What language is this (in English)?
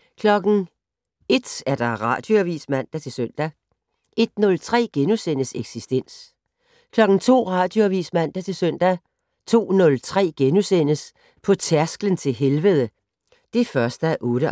Danish